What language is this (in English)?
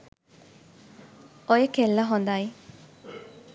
Sinhala